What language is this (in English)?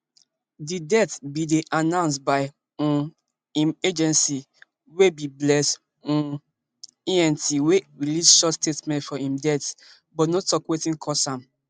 Nigerian Pidgin